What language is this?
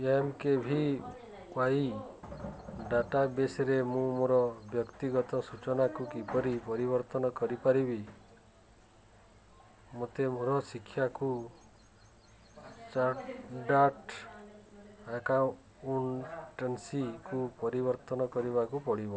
Odia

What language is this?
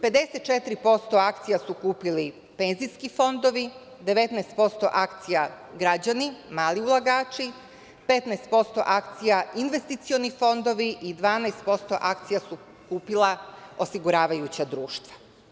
Serbian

